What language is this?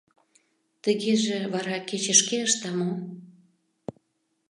Mari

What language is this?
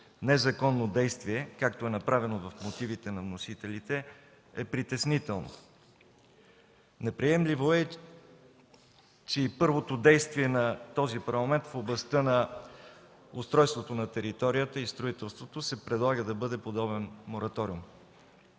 Bulgarian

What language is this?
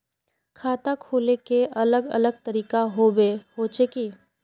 Magahi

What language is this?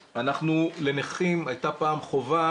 Hebrew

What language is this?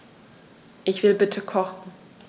German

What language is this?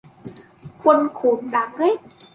Vietnamese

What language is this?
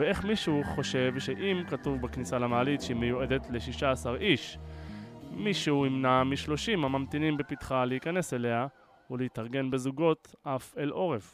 Hebrew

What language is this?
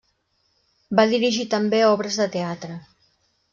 Catalan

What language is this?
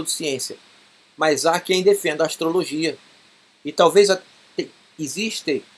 Portuguese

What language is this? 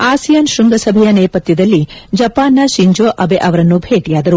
Kannada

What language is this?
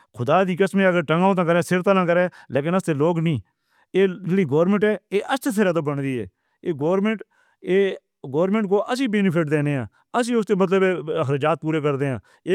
Northern Hindko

